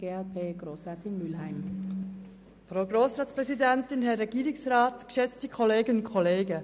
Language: Swiss German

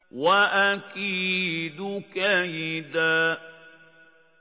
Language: Arabic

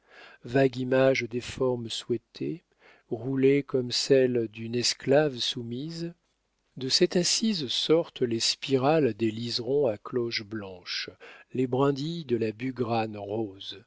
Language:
French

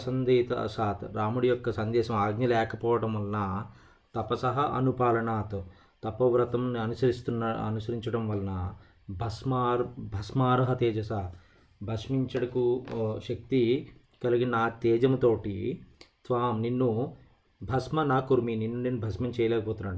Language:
Telugu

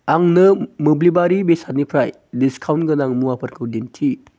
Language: Bodo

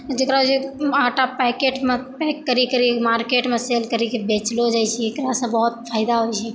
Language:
Maithili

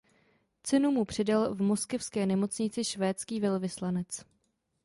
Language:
Czech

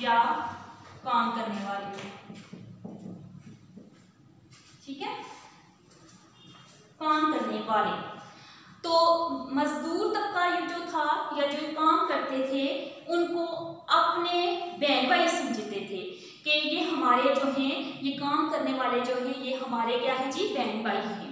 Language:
Hindi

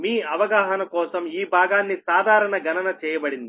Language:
Telugu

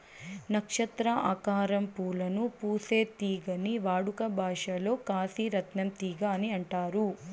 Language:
Telugu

